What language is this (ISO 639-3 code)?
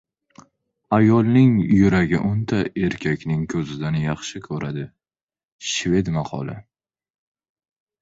uzb